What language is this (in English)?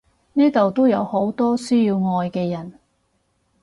Cantonese